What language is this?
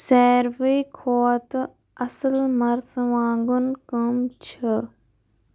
Kashmiri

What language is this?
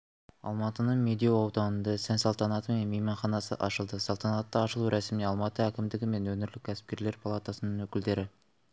Kazakh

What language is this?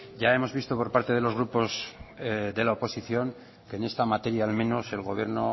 Spanish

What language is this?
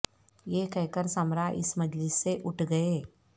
Urdu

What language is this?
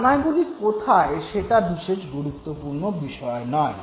Bangla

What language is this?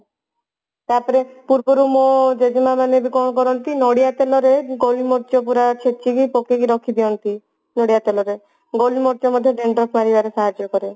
Odia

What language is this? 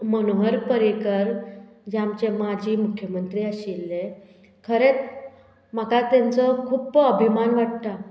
Konkani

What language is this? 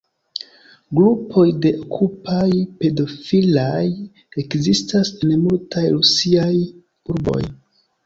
Esperanto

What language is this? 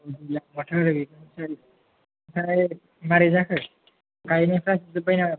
Bodo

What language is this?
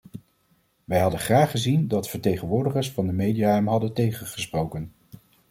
Dutch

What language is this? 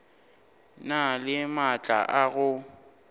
Northern Sotho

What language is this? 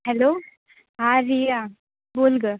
Marathi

